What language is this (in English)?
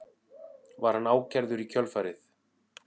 Icelandic